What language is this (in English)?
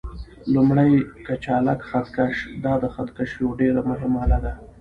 Pashto